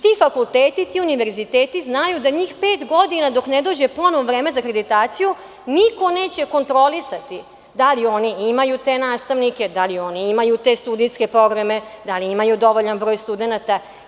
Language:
Serbian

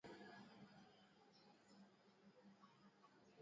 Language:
Swahili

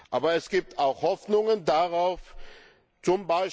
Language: German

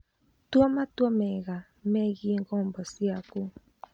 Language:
Kikuyu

